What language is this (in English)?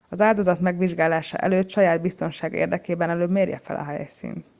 Hungarian